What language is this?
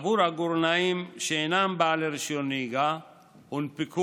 Hebrew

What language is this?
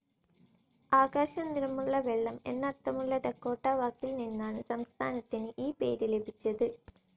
Malayalam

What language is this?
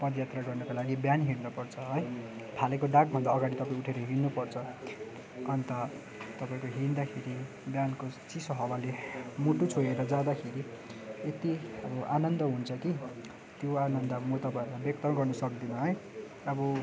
Nepali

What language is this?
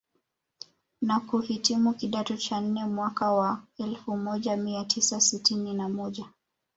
Swahili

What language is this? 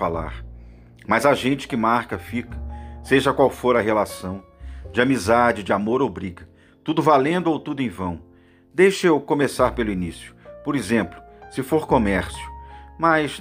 Portuguese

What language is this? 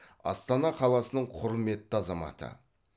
Kazakh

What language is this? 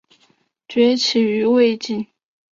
Chinese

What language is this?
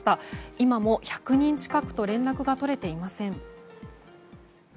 Japanese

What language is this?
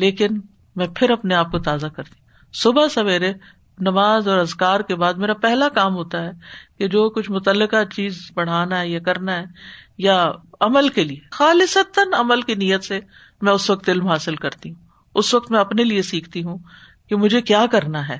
Urdu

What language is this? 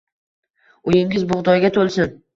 Uzbek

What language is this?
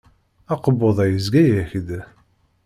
Kabyle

